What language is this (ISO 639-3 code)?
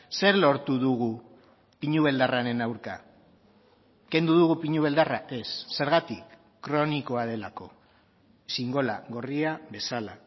eus